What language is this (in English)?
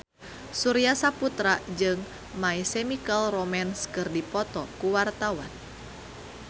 Sundanese